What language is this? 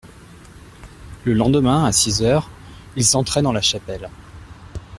French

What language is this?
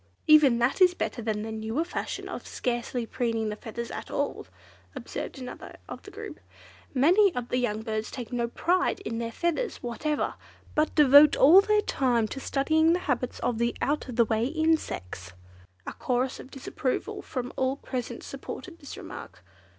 English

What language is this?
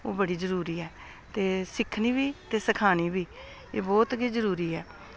Dogri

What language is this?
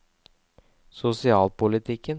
Norwegian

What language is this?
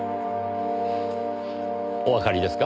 Japanese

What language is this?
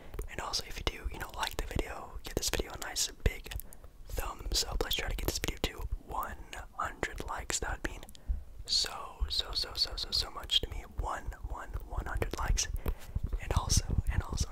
English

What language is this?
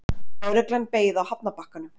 Icelandic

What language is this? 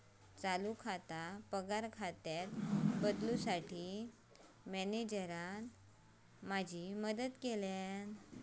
Marathi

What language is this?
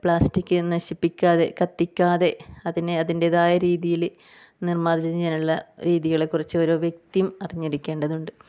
Malayalam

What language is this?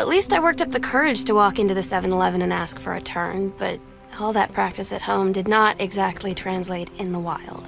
Polish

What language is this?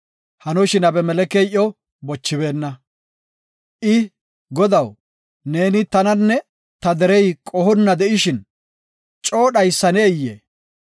Gofa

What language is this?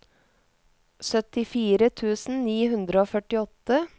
Norwegian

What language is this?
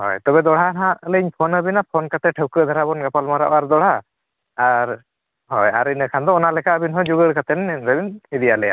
Santali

